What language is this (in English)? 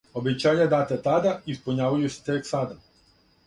Serbian